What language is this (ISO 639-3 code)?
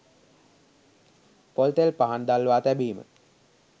sin